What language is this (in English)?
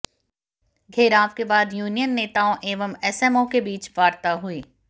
Hindi